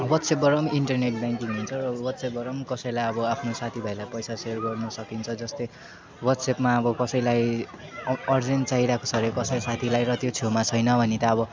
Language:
Nepali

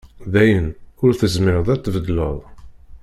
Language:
Kabyle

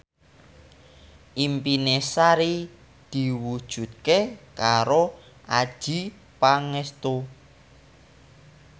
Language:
Javanese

